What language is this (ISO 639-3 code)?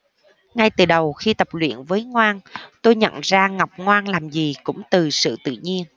vie